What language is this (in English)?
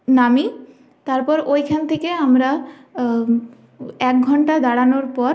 Bangla